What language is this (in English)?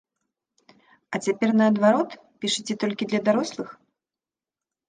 Belarusian